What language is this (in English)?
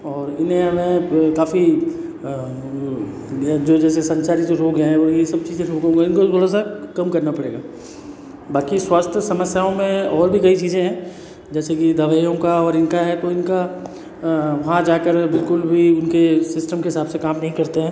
Hindi